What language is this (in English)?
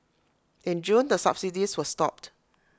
English